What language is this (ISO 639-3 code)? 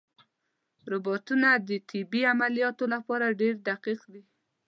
pus